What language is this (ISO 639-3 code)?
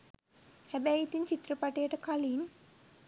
sin